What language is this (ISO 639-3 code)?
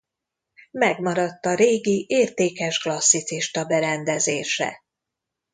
hun